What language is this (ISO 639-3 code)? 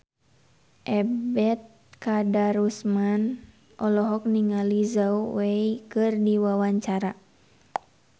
sun